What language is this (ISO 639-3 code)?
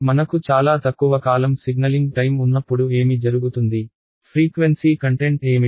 tel